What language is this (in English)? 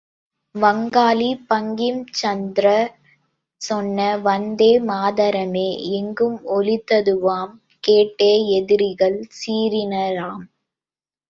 Tamil